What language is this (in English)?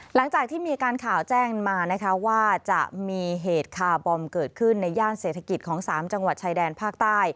Thai